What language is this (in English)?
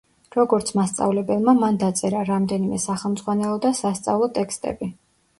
Georgian